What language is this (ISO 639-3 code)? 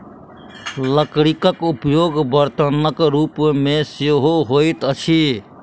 mai